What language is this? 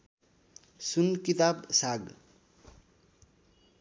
Nepali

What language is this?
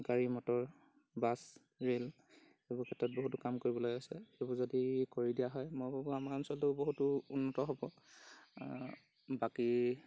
Assamese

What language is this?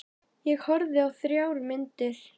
Icelandic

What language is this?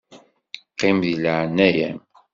Kabyle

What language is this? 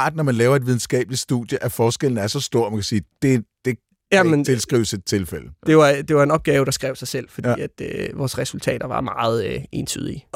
Danish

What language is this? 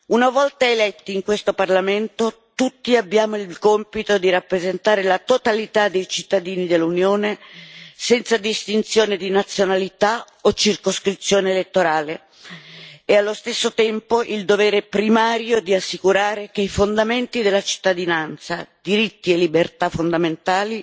Italian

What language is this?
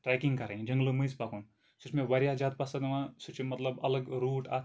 Kashmiri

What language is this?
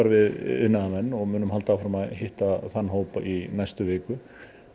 Icelandic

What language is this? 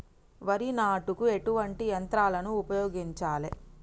Telugu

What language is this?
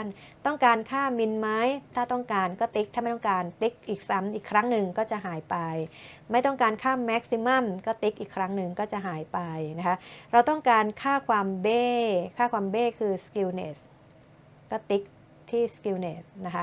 Thai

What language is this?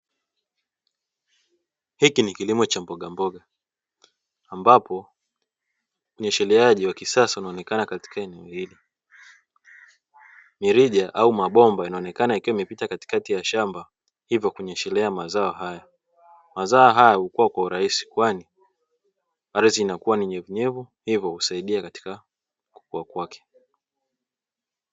Swahili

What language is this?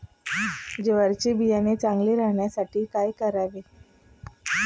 Marathi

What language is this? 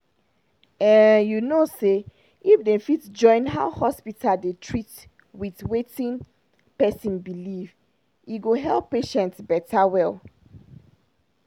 Nigerian Pidgin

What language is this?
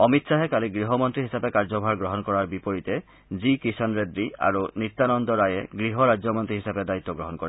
Assamese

